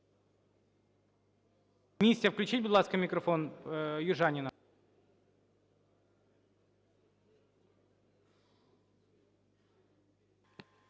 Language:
Ukrainian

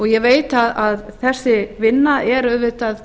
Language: Icelandic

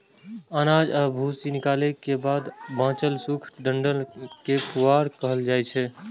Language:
Maithili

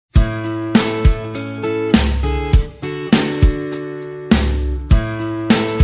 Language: Indonesian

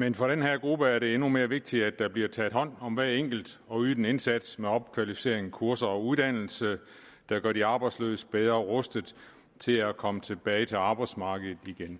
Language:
Danish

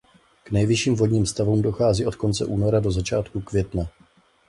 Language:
Czech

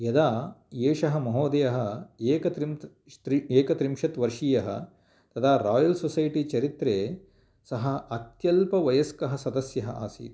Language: Sanskrit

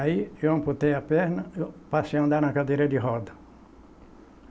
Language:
Portuguese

